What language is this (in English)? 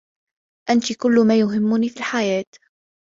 Arabic